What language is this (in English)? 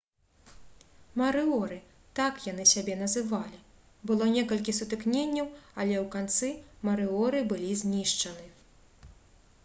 Belarusian